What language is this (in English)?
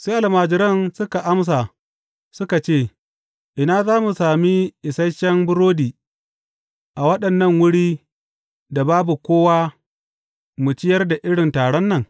Hausa